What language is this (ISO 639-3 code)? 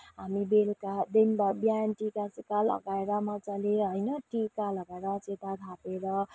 nep